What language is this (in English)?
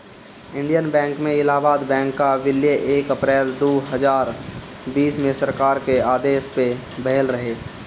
Bhojpuri